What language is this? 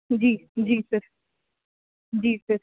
Punjabi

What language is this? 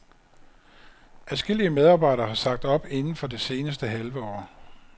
Danish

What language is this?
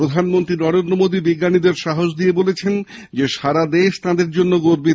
Bangla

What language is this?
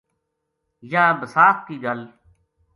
Gujari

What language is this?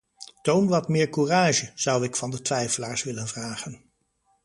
Dutch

